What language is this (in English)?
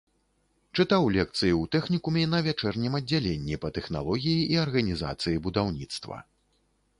Belarusian